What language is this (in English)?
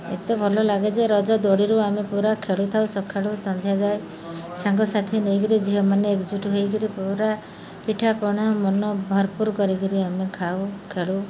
Odia